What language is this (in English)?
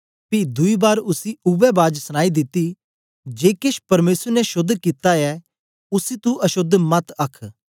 Dogri